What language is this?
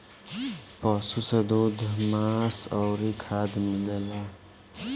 Bhojpuri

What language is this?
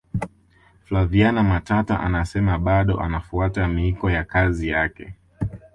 Swahili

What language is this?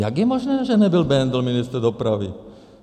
Czech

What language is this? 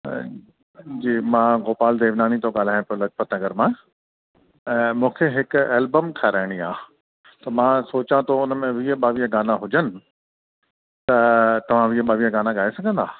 Sindhi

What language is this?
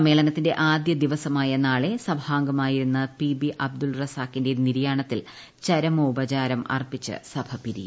Malayalam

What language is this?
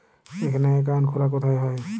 Bangla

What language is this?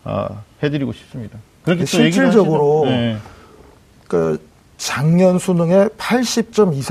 Korean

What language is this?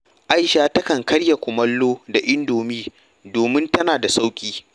Hausa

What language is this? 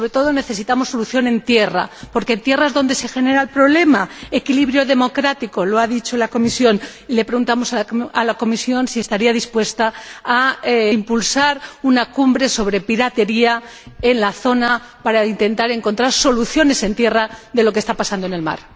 Spanish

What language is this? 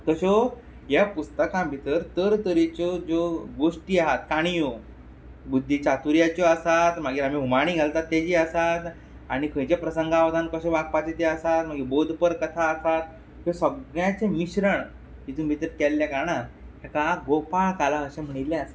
Konkani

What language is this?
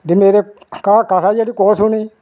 Dogri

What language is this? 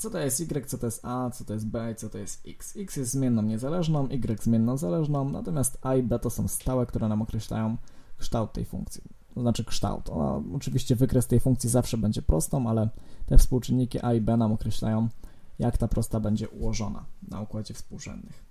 Polish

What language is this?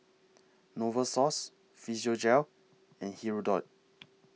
English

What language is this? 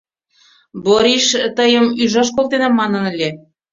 Mari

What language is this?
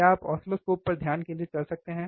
Hindi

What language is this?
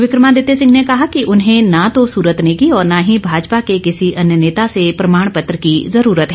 Hindi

